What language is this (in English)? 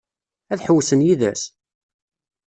Kabyle